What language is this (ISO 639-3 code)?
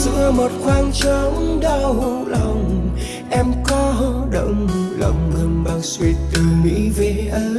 vie